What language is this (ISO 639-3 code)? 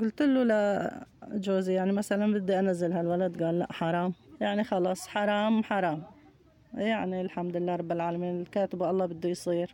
ara